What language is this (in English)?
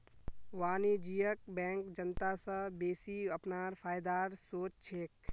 Magahi